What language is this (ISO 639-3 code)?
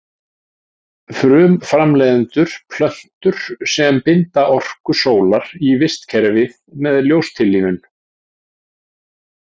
isl